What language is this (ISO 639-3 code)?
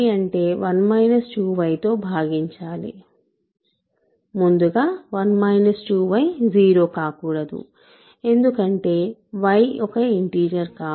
tel